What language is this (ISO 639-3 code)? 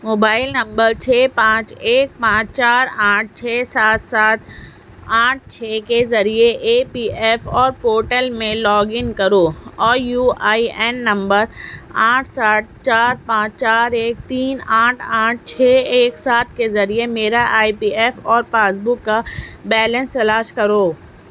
urd